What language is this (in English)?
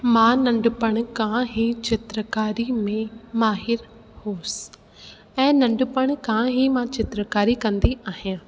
Sindhi